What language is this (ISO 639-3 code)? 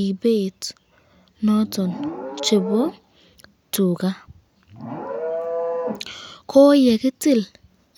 kln